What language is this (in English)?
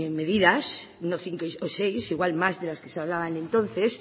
Spanish